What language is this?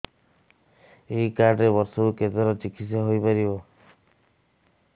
Odia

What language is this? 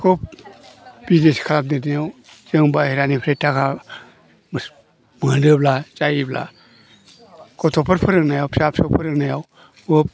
Bodo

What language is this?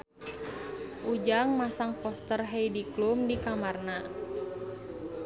Sundanese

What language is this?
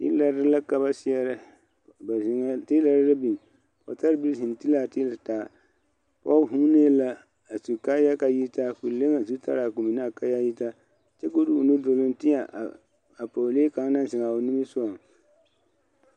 Southern Dagaare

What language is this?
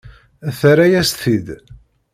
Kabyle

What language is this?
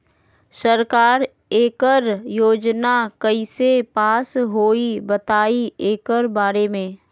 Magahi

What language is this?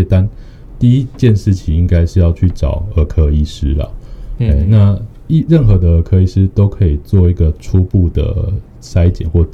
Chinese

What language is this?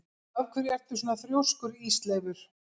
Icelandic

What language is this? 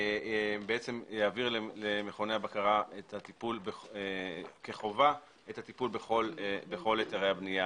Hebrew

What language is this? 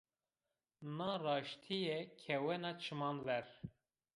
Zaza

